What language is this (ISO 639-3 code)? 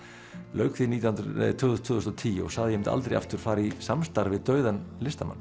isl